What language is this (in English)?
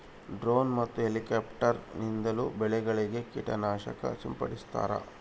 Kannada